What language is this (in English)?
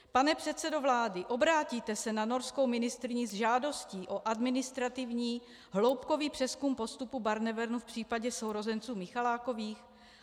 Czech